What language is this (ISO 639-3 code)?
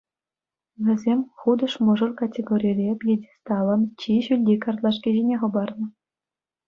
chv